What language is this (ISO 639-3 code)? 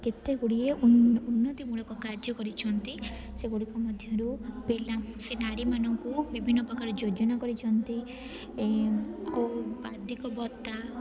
ori